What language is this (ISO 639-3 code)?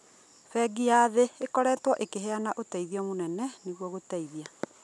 kik